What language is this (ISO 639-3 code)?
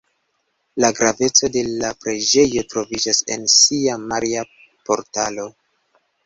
epo